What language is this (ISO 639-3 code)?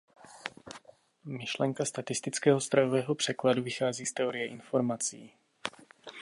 ces